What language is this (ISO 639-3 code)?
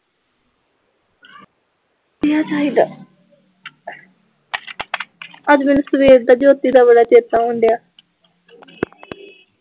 pan